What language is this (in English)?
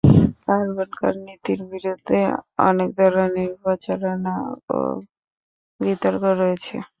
Bangla